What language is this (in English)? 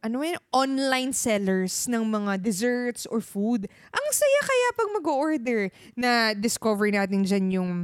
Filipino